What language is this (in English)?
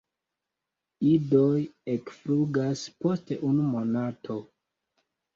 Esperanto